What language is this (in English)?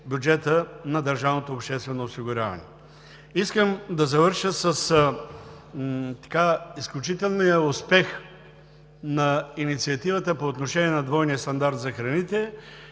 Bulgarian